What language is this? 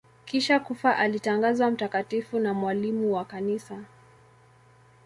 Swahili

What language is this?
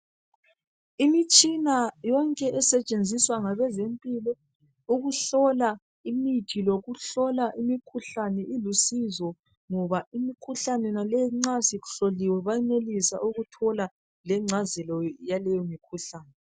North Ndebele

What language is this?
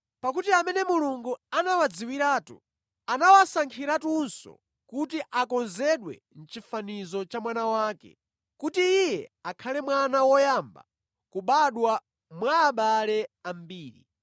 Nyanja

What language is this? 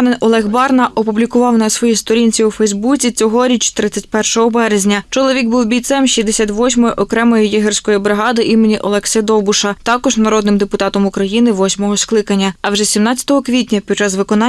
Ukrainian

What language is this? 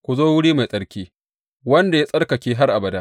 Hausa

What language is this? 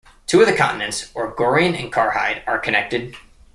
English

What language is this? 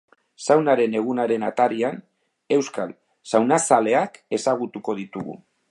Basque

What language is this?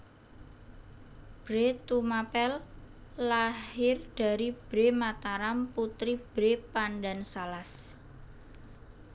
Javanese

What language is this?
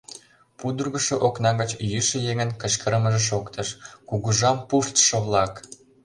Mari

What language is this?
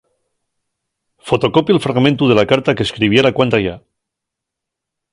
Asturian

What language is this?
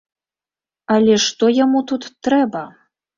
Belarusian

